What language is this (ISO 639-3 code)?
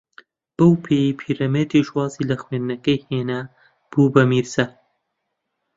ckb